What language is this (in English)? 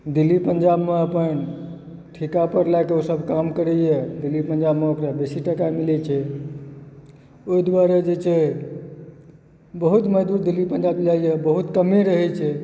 Maithili